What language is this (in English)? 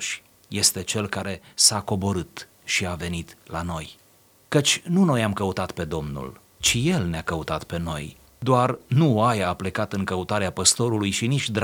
Romanian